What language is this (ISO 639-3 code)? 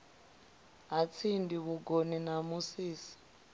ven